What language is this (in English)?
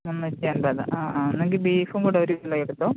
Malayalam